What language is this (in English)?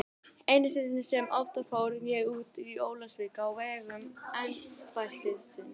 Icelandic